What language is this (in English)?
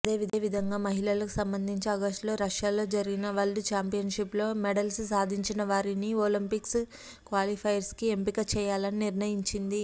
Telugu